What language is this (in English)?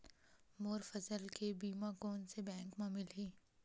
Chhattisgarhi